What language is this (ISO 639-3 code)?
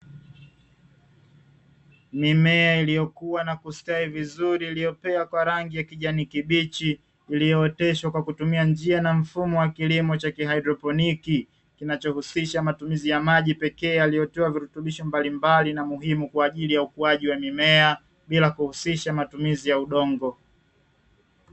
swa